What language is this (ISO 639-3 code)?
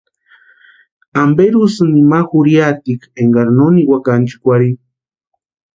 pua